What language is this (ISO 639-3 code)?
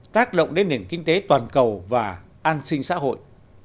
vie